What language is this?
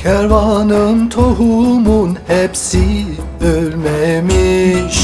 Turkish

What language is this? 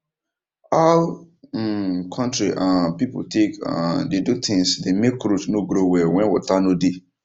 Nigerian Pidgin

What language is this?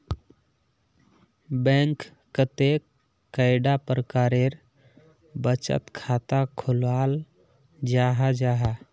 Magahi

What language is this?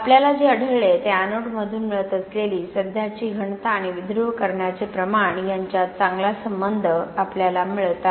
Marathi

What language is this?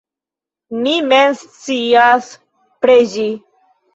Esperanto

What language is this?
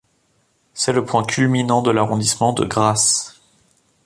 French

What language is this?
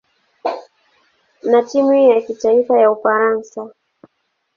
Swahili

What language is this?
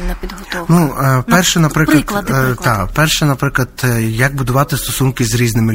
Ukrainian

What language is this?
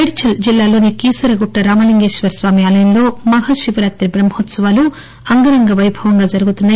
Telugu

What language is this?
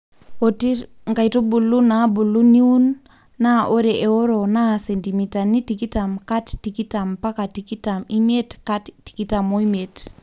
Masai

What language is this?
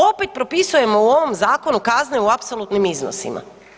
Croatian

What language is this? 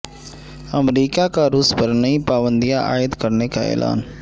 Urdu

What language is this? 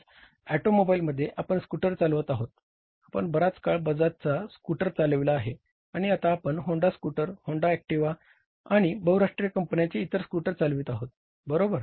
Marathi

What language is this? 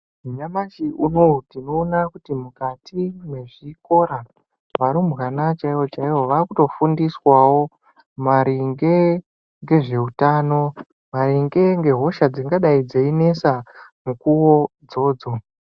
Ndau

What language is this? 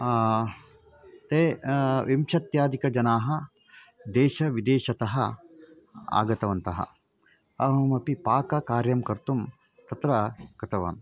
Sanskrit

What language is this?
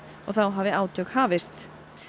Icelandic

